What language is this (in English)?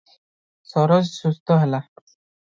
Odia